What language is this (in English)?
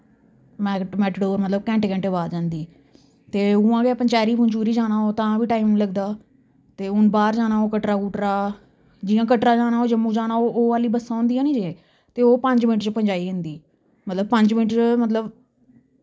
Dogri